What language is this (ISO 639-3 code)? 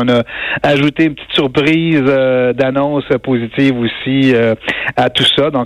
fra